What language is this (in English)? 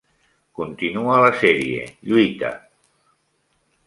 Catalan